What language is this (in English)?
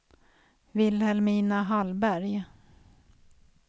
Swedish